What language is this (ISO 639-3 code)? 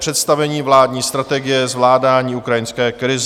ces